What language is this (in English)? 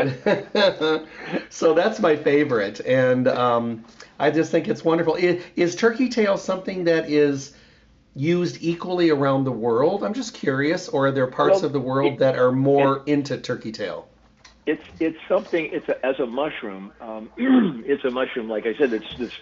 English